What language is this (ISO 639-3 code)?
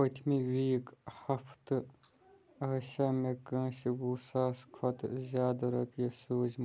kas